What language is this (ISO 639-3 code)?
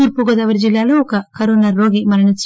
tel